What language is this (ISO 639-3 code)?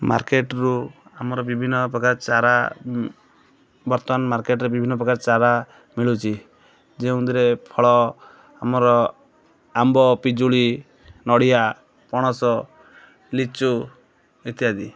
ori